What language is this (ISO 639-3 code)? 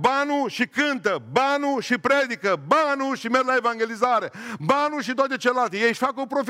ron